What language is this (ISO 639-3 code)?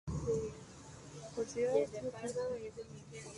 spa